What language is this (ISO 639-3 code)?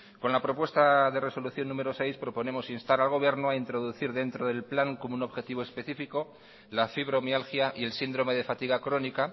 spa